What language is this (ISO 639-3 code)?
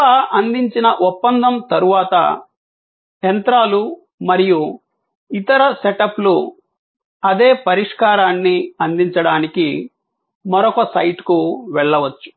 tel